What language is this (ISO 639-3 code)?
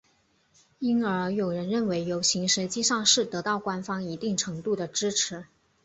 zho